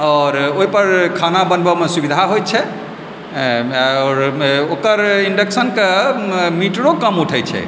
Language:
Maithili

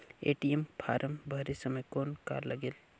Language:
Chhattisgarhi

